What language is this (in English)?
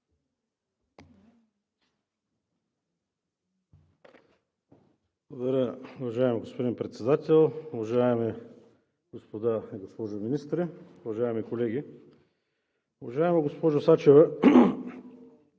Bulgarian